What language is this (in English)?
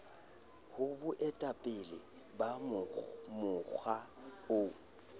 Southern Sotho